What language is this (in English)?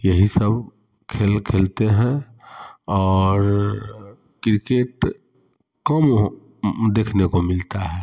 Hindi